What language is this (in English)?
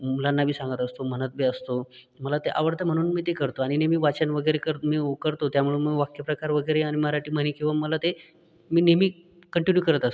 Marathi